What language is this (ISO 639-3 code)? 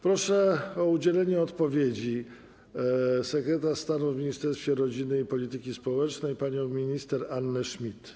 pol